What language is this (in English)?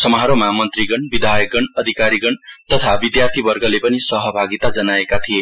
Nepali